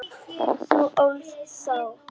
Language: Icelandic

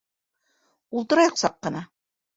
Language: Bashkir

